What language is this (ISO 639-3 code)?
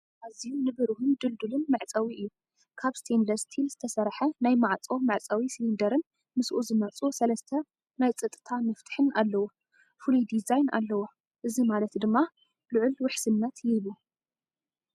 tir